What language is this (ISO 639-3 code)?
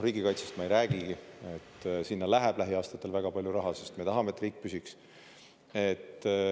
est